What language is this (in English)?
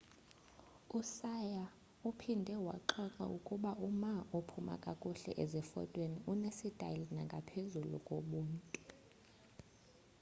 Xhosa